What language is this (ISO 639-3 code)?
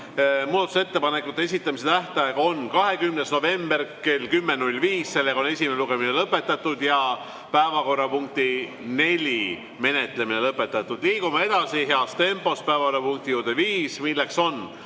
est